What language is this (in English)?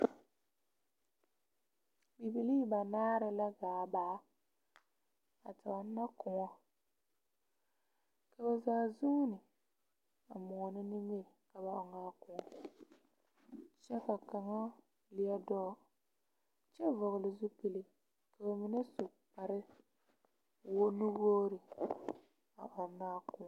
Southern Dagaare